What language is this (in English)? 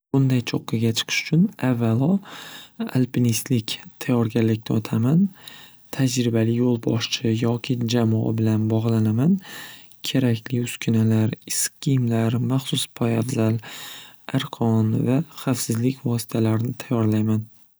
Uzbek